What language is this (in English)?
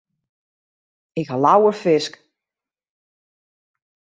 Western Frisian